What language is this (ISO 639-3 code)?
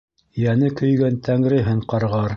bak